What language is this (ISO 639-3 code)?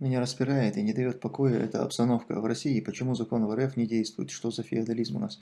rus